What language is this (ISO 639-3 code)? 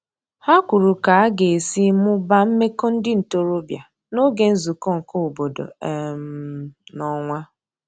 ibo